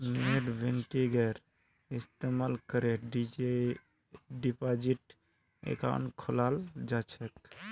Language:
Magahi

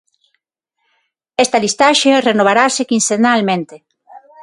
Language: Galician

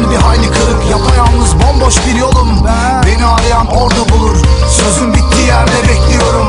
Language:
Romanian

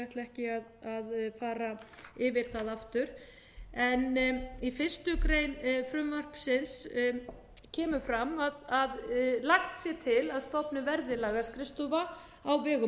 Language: Icelandic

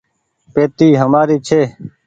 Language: Goaria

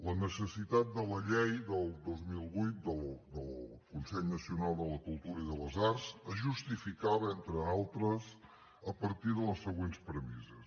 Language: Catalan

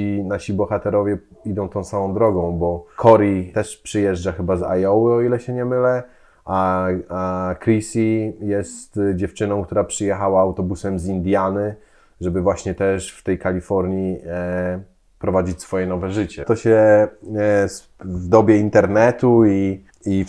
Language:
Polish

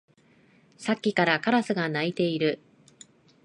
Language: Japanese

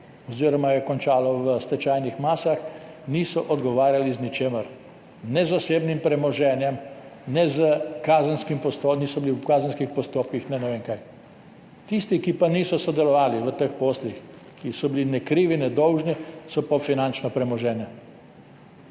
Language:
Slovenian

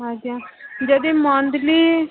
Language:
Odia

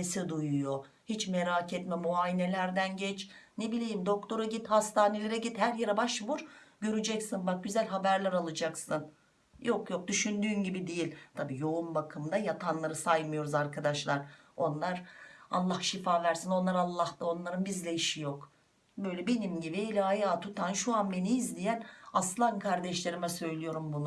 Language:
Turkish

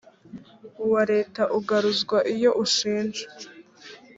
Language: Kinyarwanda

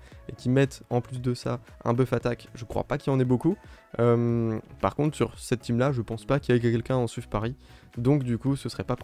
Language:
French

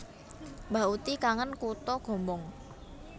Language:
Javanese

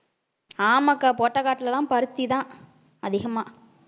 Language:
Tamil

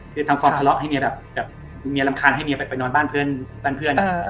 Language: Thai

